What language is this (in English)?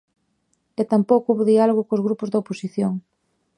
Galician